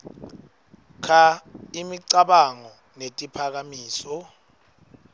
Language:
Swati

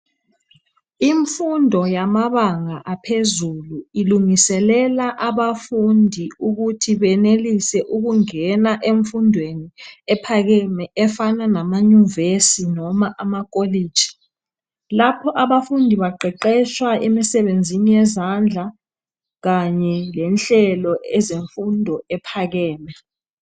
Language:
North Ndebele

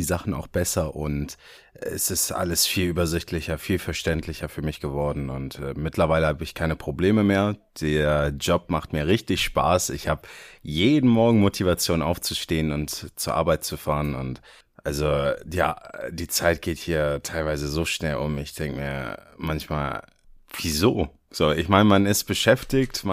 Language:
German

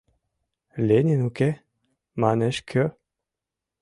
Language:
Mari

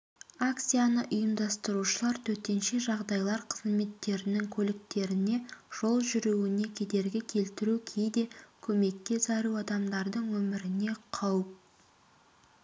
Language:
Kazakh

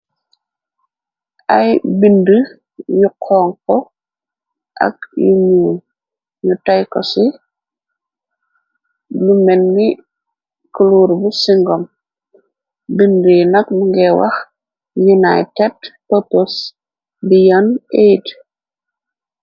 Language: Wolof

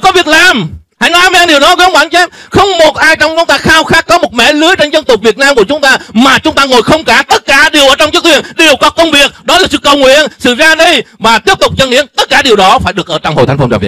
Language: Vietnamese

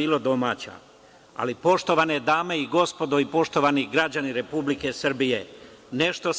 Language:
Serbian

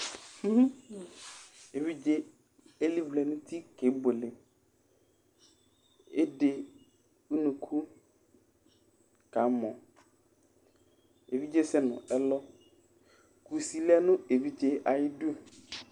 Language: Ikposo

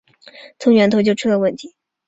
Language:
Chinese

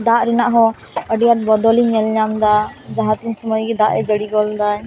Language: Santali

